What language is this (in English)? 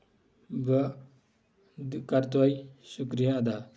Kashmiri